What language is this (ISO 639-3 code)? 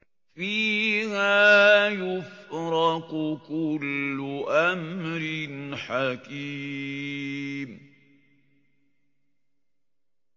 ara